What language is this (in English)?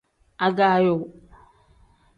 Tem